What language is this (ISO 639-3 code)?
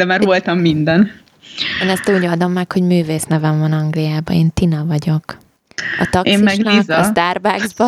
hun